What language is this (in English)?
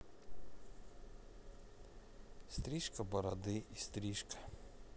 Russian